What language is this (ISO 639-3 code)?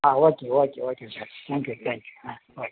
tam